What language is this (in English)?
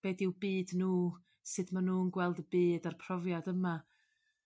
Welsh